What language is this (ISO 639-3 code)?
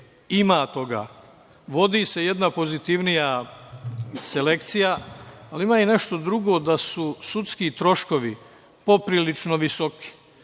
srp